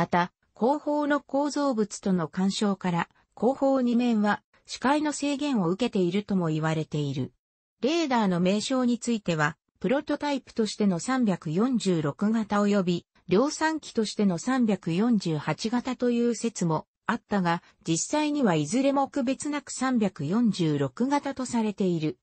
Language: Japanese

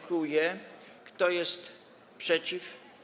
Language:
Polish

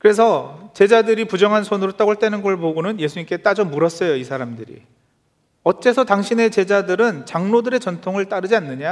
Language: Korean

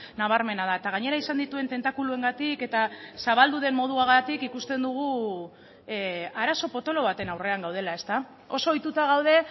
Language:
Basque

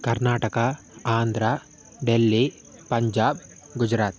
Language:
Sanskrit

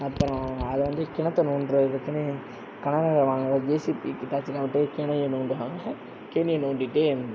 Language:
Tamil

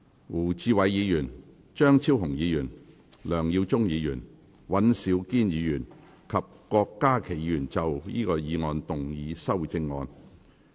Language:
Cantonese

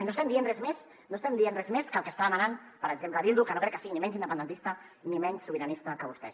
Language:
Catalan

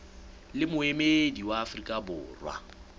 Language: Southern Sotho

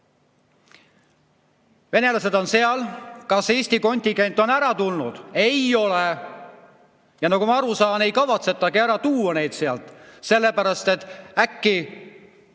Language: Estonian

